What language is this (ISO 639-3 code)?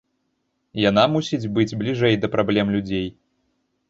bel